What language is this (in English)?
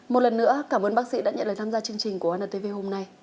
Vietnamese